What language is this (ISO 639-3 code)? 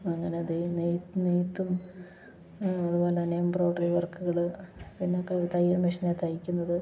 mal